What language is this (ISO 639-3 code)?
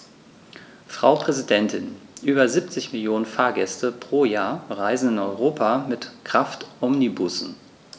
deu